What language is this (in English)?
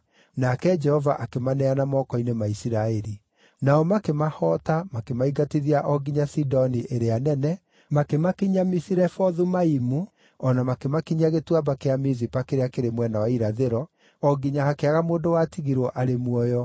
Kikuyu